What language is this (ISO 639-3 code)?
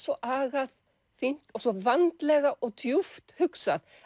isl